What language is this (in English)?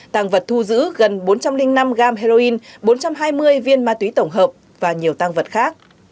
Vietnamese